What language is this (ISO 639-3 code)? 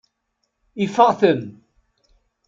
kab